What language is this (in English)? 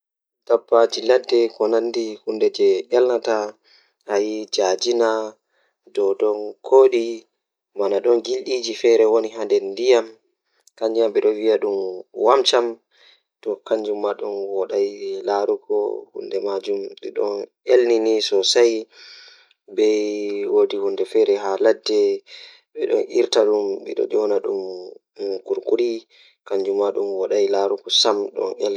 Fula